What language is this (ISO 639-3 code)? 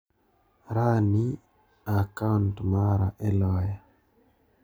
luo